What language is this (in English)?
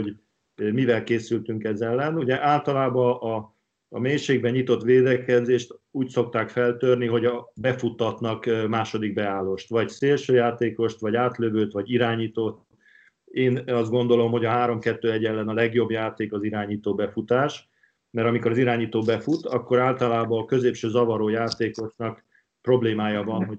Hungarian